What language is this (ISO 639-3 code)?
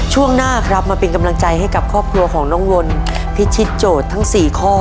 tha